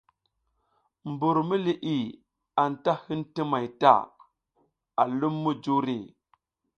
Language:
South Giziga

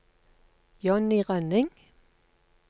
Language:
Norwegian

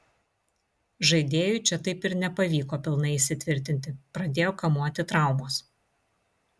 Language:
Lithuanian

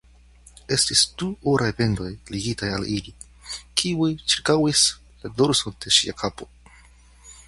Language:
Esperanto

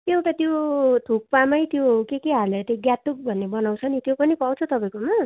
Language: Nepali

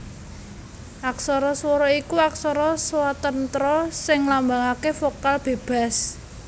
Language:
Javanese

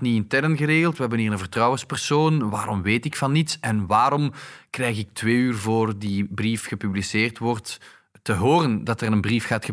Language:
Dutch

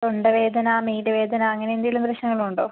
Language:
Malayalam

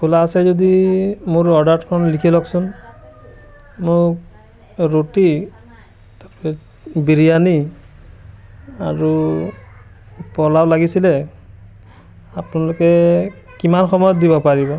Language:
Assamese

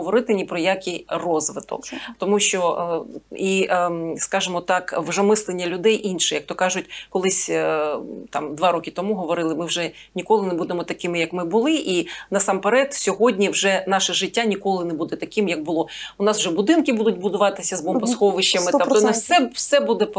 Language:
Ukrainian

